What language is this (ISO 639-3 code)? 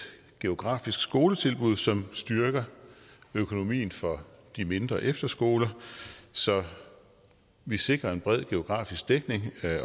dan